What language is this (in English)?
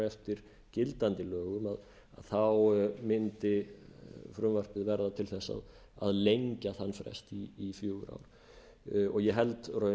Icelandic